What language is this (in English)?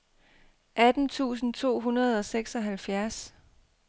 Danish